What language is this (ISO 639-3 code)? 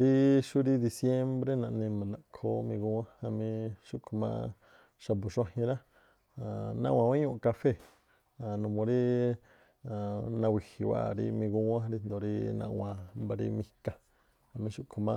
tpl